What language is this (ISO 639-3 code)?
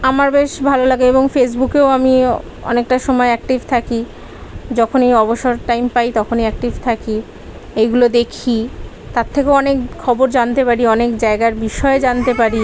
ben